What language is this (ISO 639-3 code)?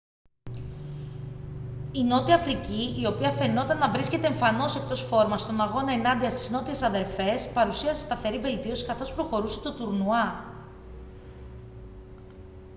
ell